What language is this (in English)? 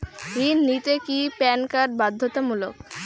Bangla